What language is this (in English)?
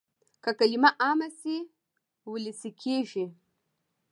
Pashto